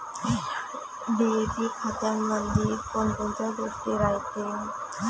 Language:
Marathi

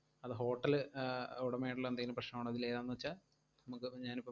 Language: Malayalam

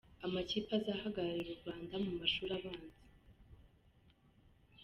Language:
Kinyarwanda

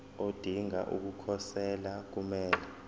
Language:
Zulu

